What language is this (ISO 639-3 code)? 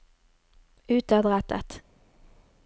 nor